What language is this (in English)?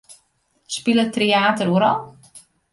Western Frisian